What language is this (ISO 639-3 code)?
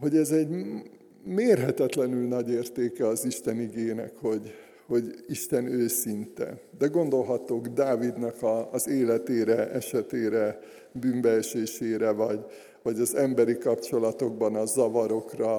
hun